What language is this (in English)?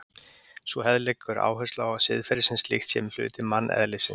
Icelandic